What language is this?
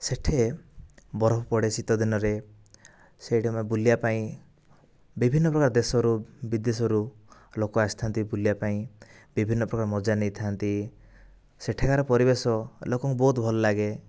Odia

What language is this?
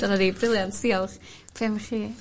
Welsh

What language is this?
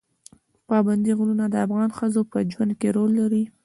Pashto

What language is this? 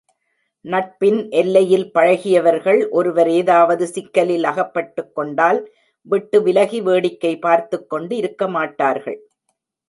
Tamil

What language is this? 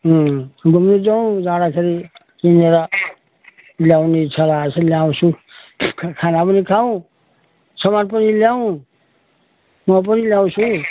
Nepali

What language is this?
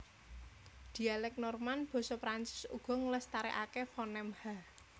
Javanese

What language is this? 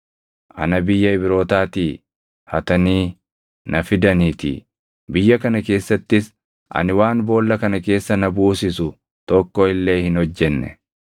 Oromo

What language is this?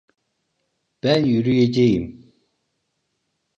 Turkish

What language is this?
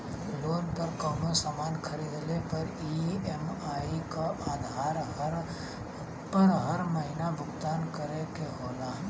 Bhojpuri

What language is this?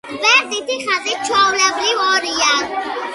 Georgian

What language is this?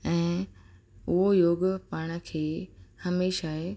Sindhi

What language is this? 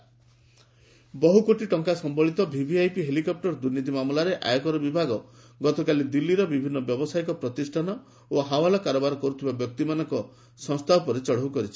Odia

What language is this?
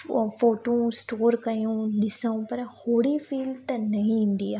Sindhi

